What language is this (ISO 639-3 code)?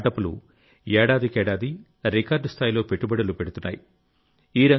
tel